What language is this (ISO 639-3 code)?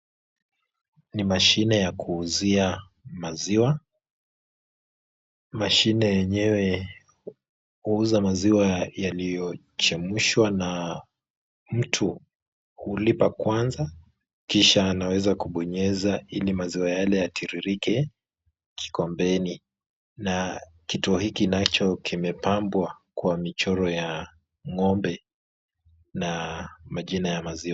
swa